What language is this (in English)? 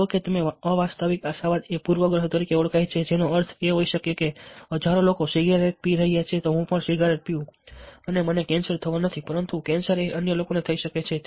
Gujarati